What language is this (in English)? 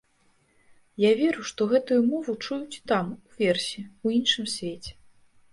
Belarusian